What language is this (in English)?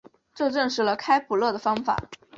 Chinese